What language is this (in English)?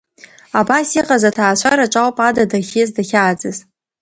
Abkhazian